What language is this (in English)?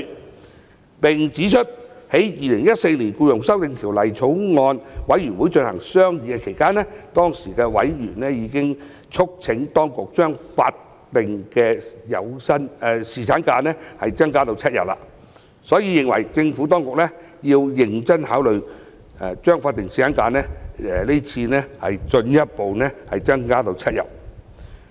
Cantonese